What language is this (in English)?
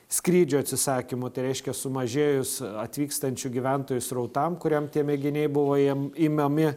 Lithuanian